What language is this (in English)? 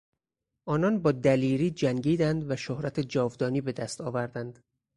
Persian